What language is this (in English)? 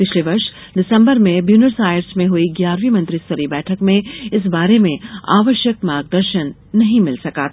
Hindi